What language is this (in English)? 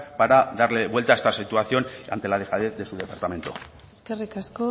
Spanish